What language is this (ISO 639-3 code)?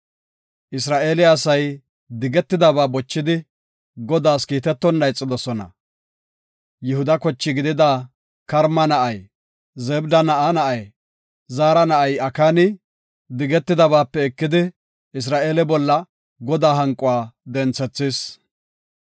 gof